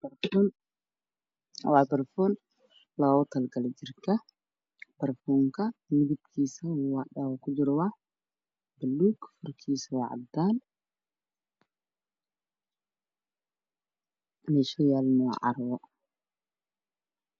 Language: Somali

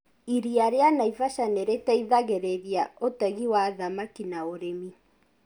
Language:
Kikuyu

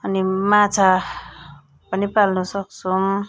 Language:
Nepali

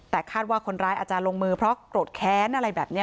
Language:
Thai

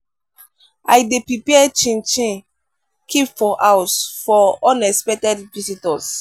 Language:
Nigerian Pidgin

